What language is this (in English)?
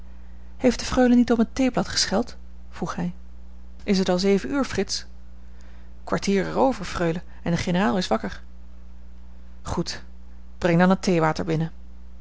Dutch